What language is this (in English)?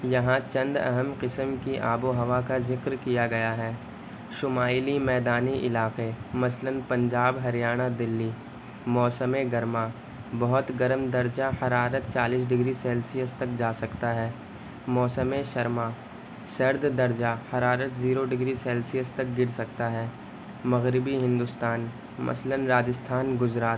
Urdu